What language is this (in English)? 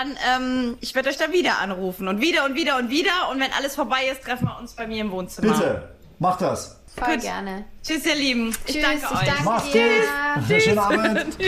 German